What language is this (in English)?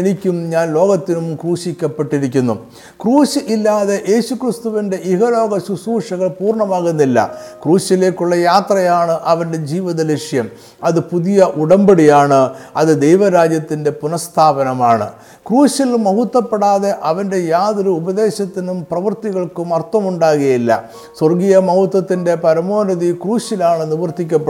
Malayalam